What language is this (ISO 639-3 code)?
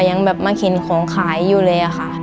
tha